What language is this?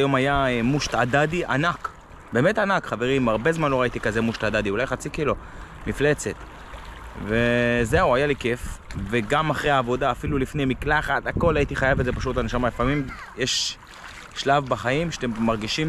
Hebrew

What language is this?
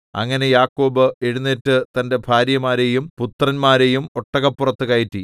Malayalam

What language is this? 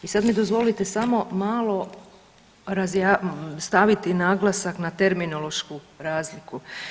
Croatian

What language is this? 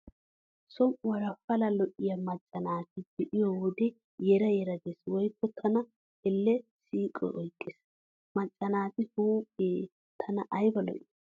Wolaytta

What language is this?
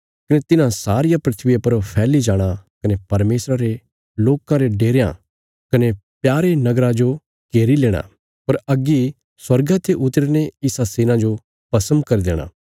Bilaspuri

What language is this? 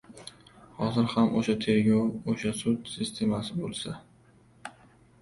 Uzbek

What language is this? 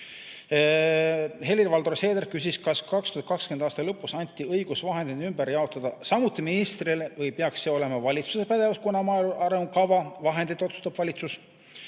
Estonian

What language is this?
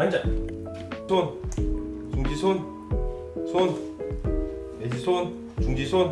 Korean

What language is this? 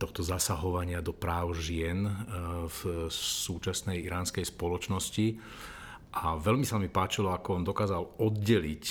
Slovak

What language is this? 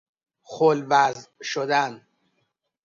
Persian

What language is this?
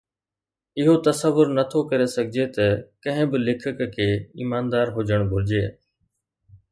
Sindhi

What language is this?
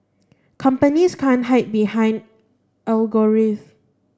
English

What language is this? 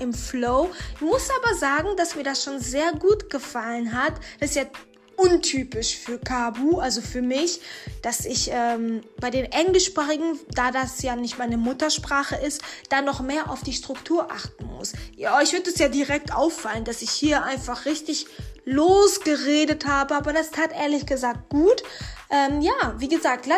German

